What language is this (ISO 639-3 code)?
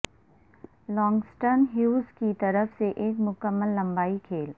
urd